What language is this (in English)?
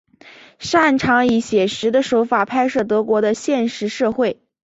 Chinese